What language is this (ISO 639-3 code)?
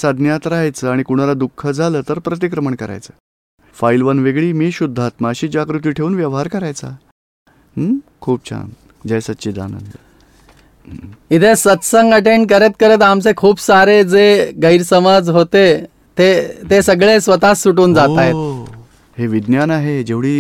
guj